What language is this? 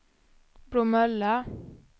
Swedish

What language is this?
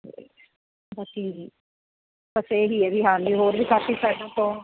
Punjabi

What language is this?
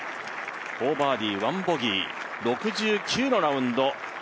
Japanese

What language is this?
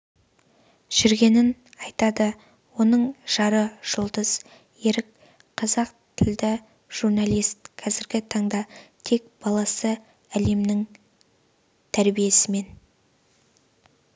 Kazakh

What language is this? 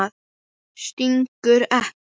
Icelandic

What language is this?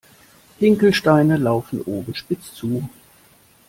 German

